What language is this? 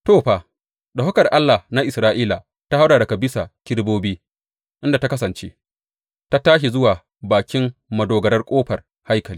Hausa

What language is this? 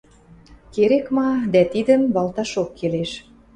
Western Mari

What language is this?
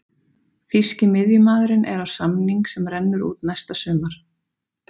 Icelandic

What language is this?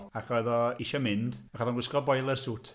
Welsh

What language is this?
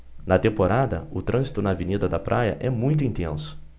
Portuguese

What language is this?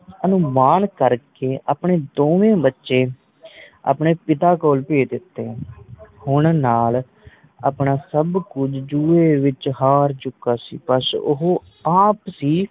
Punjabi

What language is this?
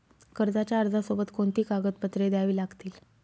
Marathi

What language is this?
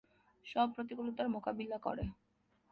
Bangla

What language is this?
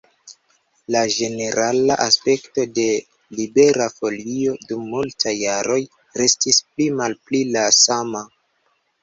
Esperanto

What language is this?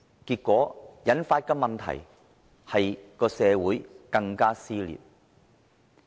Cantonese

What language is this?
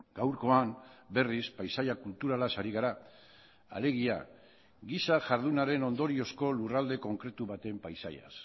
Basque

